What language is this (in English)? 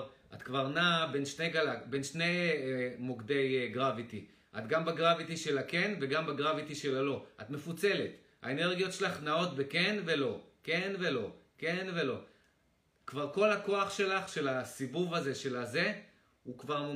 Hebrew